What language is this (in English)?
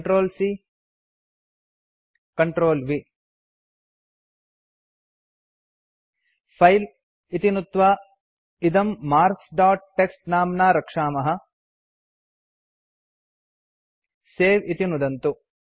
Sanskrit